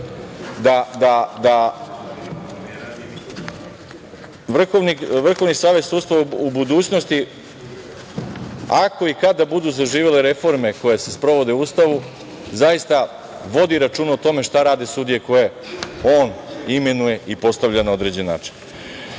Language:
Serbian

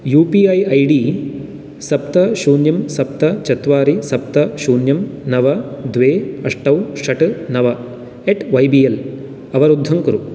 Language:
Sanskrit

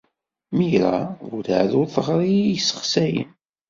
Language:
Kabyle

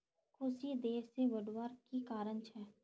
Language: Magahi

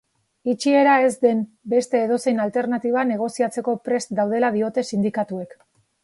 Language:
Basque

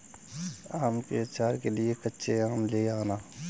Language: Hindi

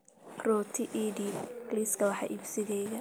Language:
Somali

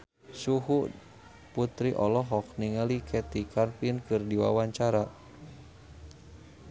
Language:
Sundanese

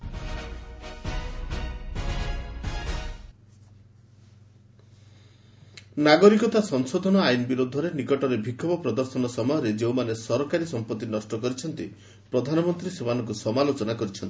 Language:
Odia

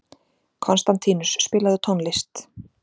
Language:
Icelandic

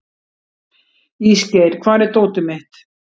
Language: Icelandic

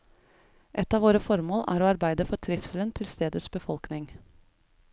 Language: Norwegian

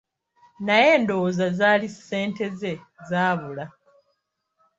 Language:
Ganda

